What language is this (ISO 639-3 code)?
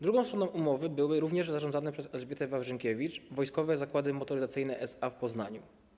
pol